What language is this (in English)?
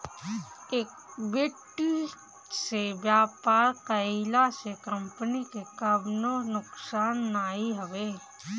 Bhojpuri